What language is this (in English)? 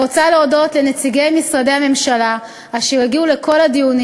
Hebrew